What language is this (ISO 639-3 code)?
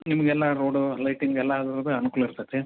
kan